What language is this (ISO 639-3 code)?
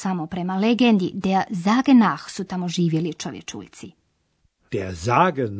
hrv